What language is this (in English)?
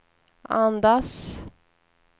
Swedish